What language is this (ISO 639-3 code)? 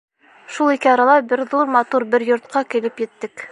bak